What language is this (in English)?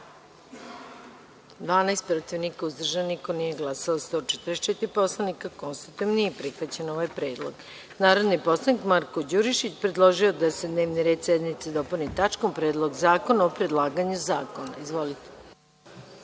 Serbian